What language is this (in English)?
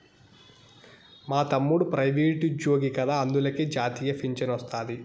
Telugu